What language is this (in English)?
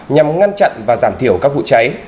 Vietnamese